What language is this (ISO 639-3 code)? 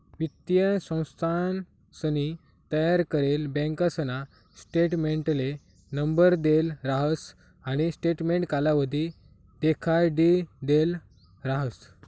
mar